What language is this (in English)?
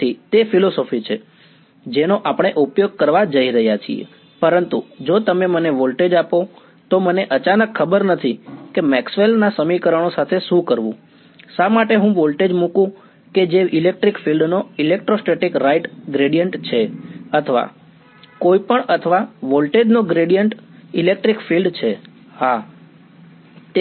Gujarati